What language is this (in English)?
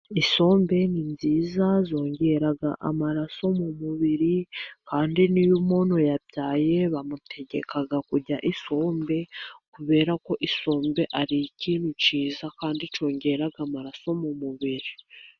Kinyarwanda